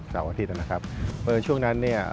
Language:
Thai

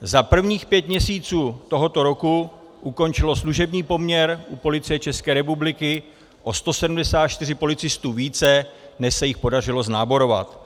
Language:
Czech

